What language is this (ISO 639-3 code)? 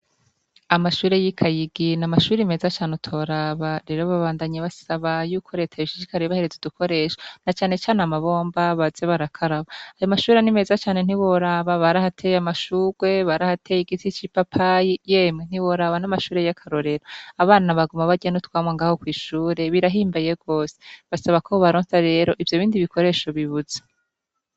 run